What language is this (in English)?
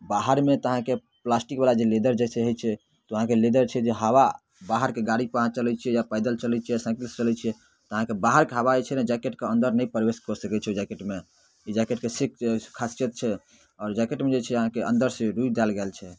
Maithili